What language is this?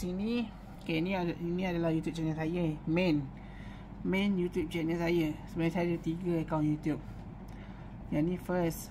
Malay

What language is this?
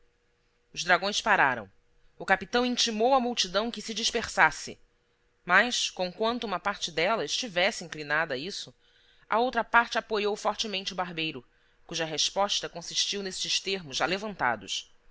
Portuguese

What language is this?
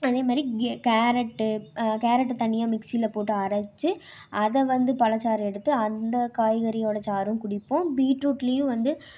Tamil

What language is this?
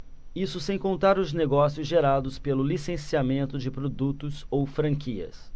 Portuguese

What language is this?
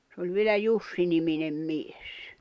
Finnish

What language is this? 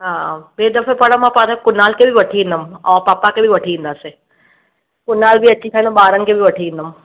Sindhi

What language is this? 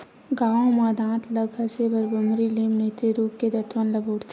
Chhattisgarhi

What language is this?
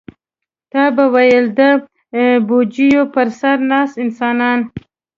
Pashto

